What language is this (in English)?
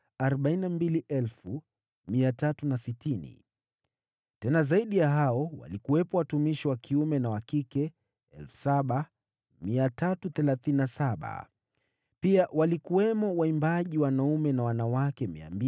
Swahili